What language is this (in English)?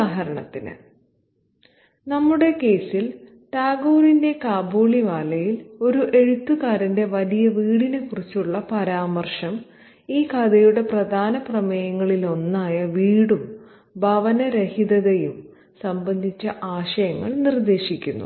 Malayalam